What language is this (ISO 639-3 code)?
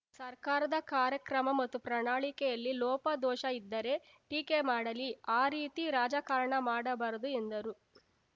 kan